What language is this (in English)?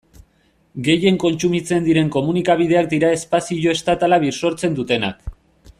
Basque